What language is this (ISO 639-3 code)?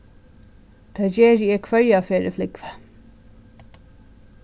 fao